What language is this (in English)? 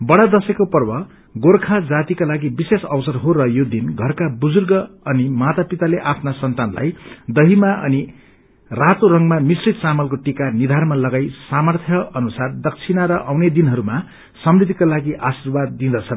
Nepali